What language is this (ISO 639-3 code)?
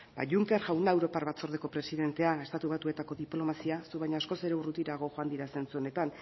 eus